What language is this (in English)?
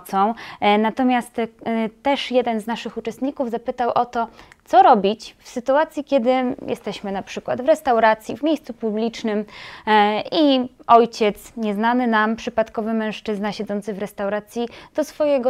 Polish